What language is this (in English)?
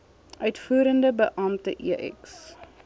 Afrikaans